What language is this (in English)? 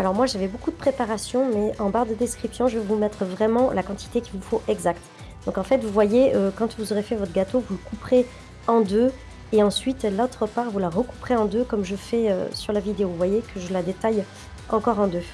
French